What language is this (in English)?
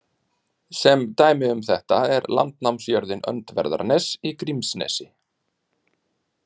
Icelandic